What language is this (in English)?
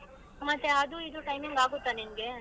Kannada